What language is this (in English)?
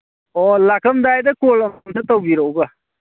Manipuri